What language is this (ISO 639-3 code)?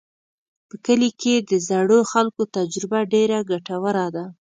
pus